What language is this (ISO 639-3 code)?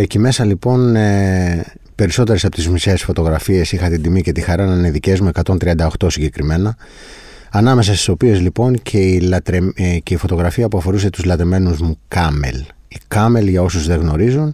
ell